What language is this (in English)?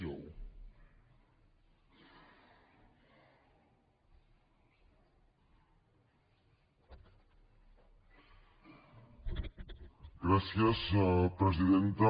Catalan